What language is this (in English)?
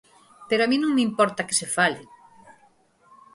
Galician